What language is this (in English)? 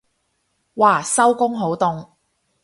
Cantonese